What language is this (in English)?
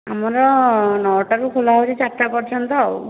Odia